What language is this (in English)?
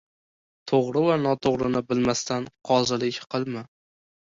Uzbek